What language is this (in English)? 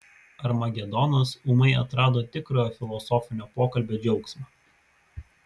Lithuanian